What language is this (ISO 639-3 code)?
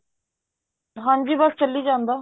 pan